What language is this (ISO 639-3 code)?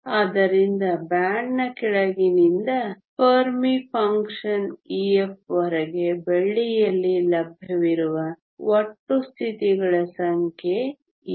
kan